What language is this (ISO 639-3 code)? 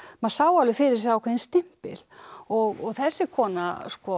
isl